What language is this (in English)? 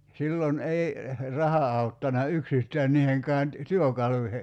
Finnish